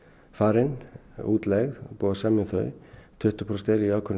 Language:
Icelandic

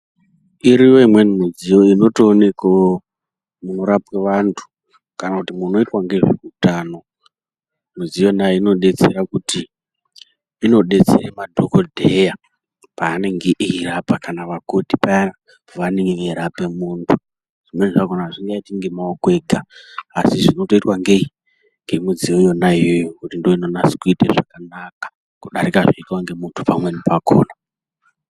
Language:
Ndau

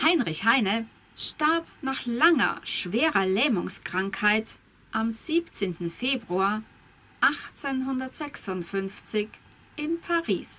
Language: German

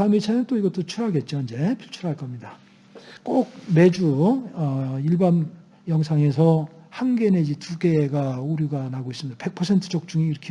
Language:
Korean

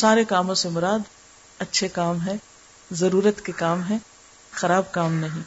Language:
Urdu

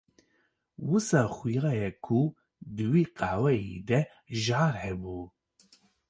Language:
Kurdish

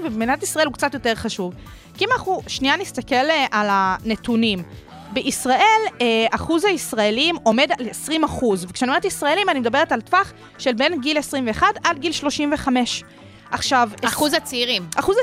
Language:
Hebrew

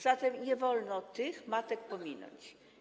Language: Polish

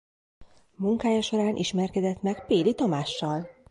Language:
Hungarian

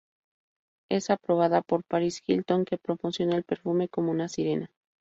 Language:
Spanish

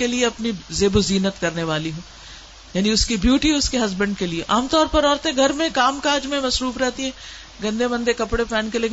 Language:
Urdu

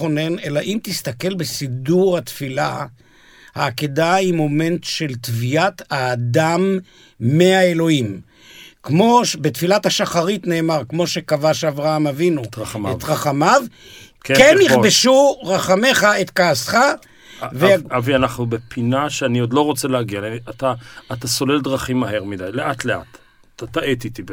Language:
Hebrew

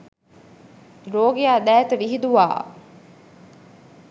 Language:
Sinhala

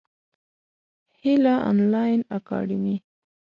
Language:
Pashto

